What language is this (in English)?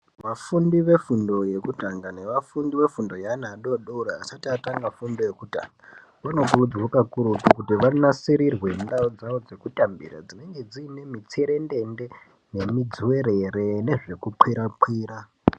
Ndau